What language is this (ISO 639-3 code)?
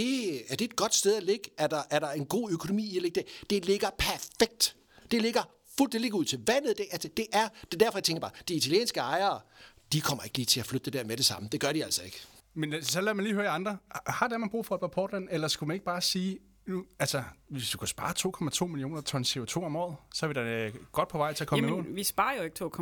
dan